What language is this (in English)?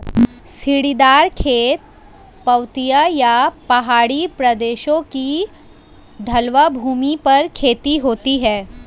Hindi